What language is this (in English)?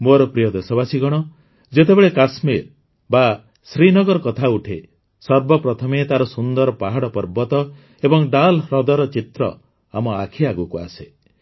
Odia